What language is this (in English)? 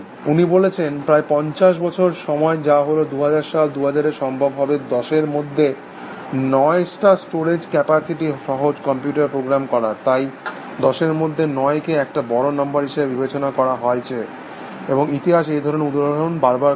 Bangla